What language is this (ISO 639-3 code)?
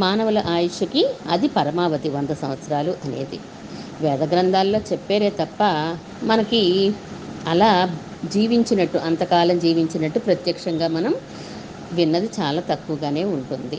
tel